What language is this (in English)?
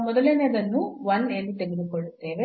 Kannada